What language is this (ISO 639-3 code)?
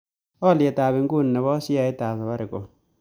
kln